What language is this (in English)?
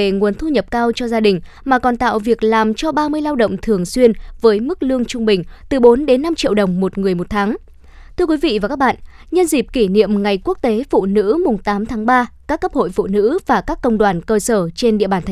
Vietnamese